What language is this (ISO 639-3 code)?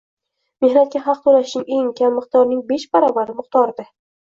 uzb